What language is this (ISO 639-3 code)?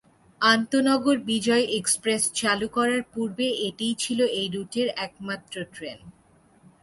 ben